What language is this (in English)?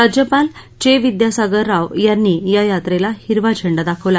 Marathi